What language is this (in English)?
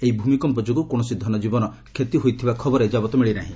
Odia